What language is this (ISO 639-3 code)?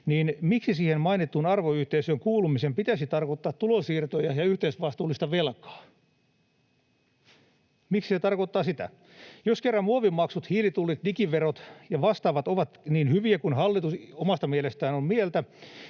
fin